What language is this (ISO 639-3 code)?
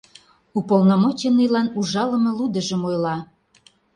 chm